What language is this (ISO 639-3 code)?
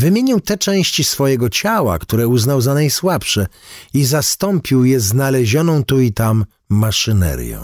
pol